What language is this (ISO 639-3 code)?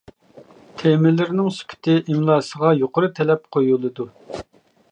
uig